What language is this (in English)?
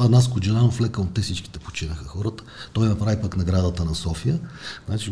Bulgarian